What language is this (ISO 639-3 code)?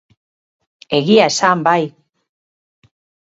eus